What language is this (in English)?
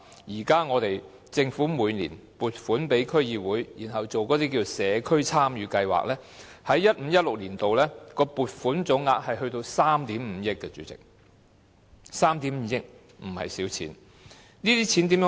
Cantonese